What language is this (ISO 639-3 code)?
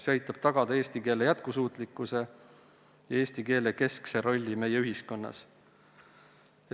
est